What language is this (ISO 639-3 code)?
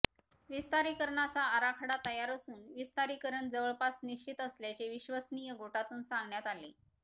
mar